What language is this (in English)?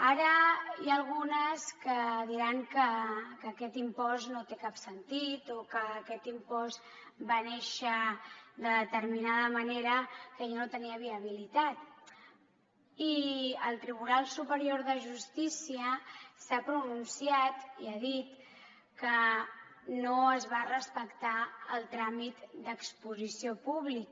Catalan